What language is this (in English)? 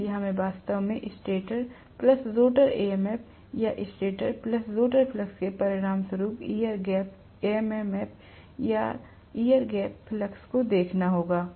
Hindi